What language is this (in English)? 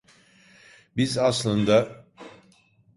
Turkish